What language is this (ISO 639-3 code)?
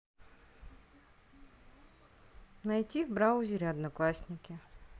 rus